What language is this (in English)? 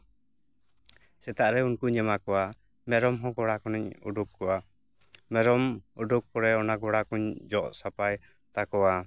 Santali